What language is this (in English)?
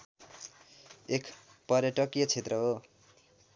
Nepali